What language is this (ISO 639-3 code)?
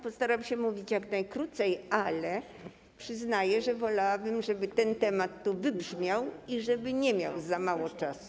pol